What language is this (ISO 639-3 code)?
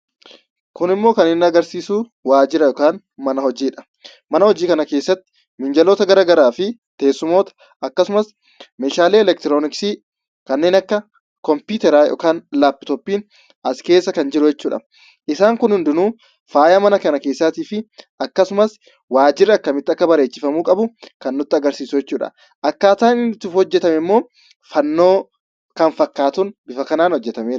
orm